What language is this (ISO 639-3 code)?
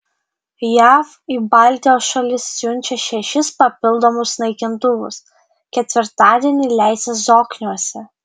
lit